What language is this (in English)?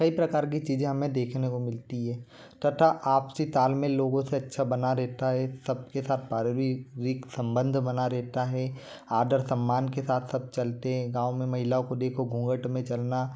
Hindi